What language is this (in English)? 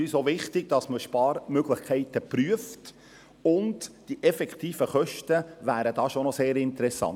Swiss German